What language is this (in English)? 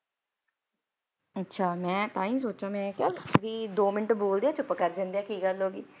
Punjabi